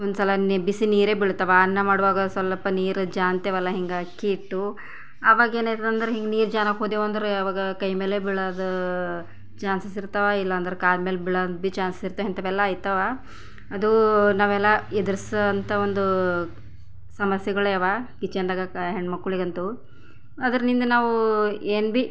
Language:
Kannada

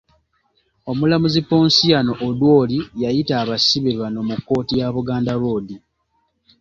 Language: Ganda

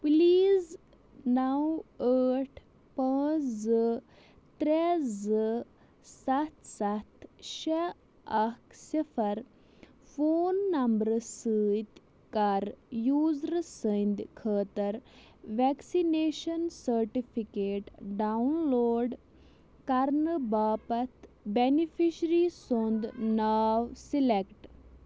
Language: Kashmiri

